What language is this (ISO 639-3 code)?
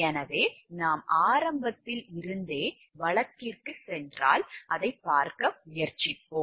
tam